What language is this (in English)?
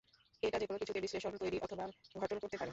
Bangla